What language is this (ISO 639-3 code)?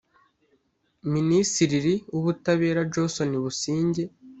kin